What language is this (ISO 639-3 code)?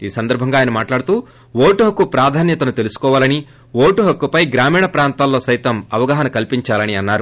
tel